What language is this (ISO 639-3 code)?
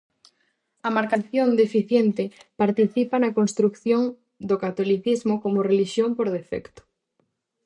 glg